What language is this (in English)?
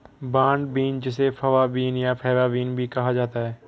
Hindi